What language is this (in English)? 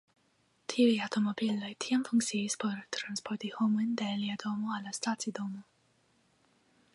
Esperanto